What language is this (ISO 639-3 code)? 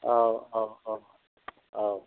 brx